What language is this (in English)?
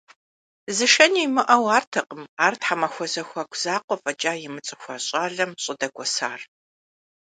Kabardian